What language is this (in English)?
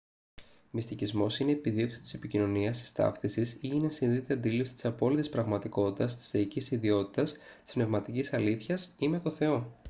Greek